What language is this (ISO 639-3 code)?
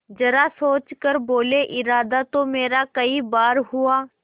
hin